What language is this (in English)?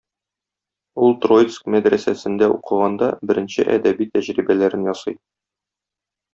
Tatar